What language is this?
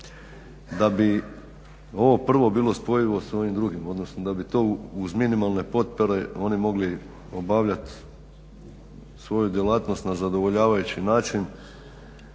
Croatian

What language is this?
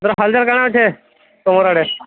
Odia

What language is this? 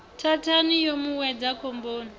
Venda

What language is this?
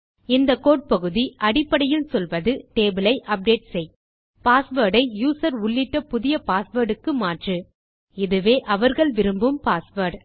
Tamil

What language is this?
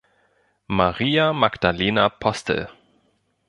German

